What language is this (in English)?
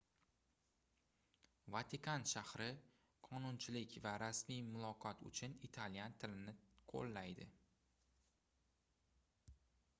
Uzbek